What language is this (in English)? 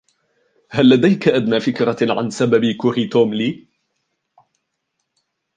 Arabic